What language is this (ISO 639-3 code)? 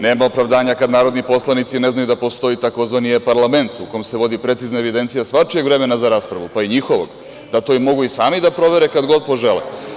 srp